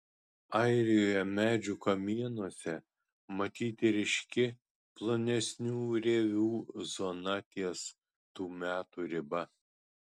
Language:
Lithuanian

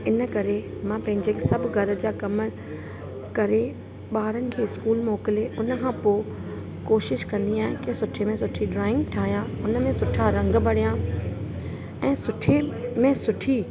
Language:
Sindhi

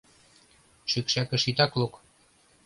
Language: Mari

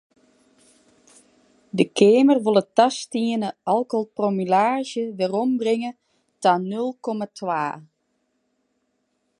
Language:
Western Frisian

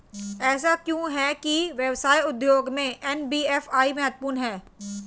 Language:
Hindi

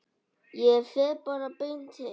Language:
Icelandic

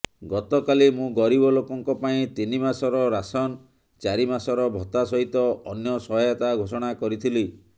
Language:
Odia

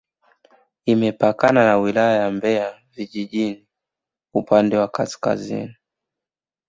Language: Swahili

